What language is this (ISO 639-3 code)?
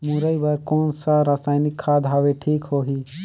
hne